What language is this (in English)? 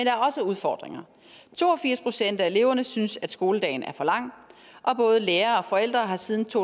Danish